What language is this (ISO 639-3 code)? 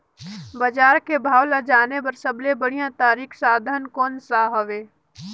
hne